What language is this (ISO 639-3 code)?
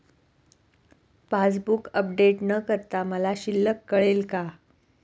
mar